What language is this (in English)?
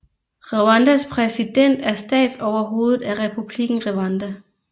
Danish